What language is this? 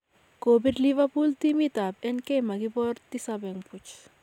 Kalenjin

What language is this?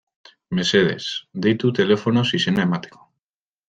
Basque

